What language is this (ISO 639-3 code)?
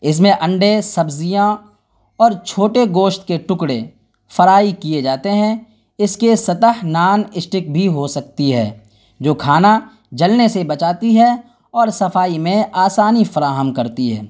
urd